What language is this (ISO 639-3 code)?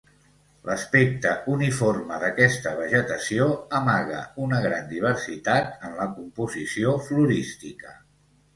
cat